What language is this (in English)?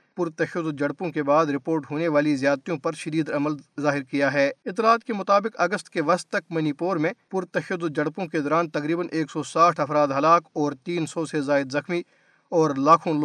Urdu